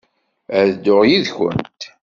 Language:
Kabyle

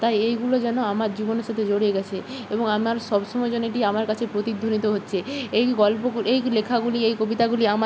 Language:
Bangla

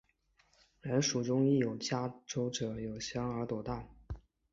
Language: Chinese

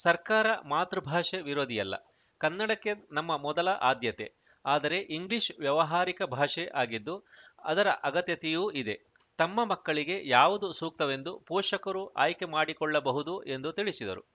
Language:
Kannada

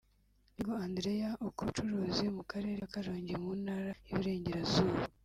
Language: Kinyarwanda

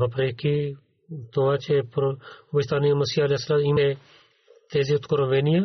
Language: Bulgarian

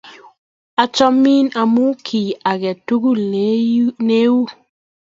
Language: Kalenjin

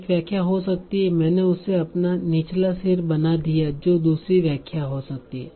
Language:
Hindi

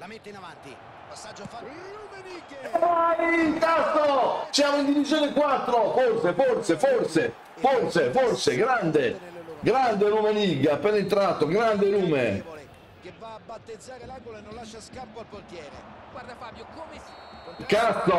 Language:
Italian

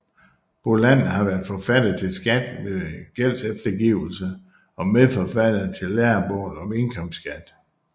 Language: Danish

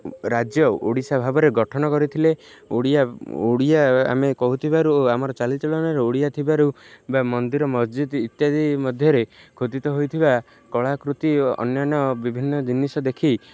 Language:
Odia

